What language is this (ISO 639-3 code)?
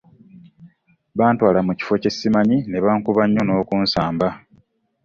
lug